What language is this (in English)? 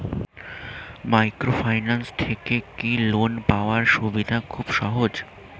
Bangla